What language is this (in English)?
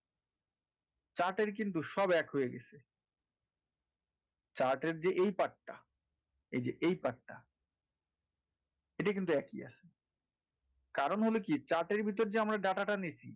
Bangla